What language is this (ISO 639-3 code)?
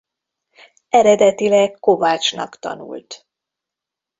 hun